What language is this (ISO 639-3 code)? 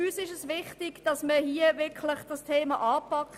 gsw